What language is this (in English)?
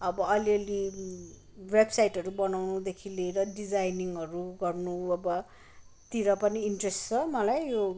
Nepali